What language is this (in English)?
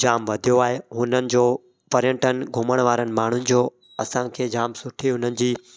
Sindhi